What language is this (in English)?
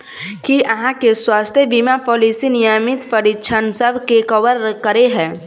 Maithili